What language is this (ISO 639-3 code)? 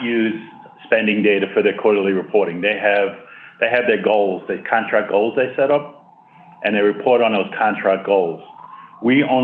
eng